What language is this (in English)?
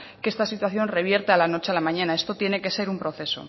Spanish